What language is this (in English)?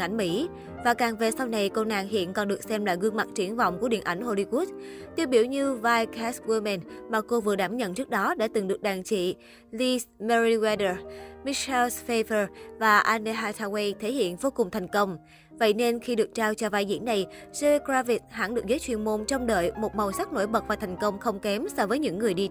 Vietnamese